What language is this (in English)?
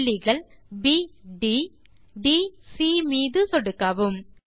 Tamil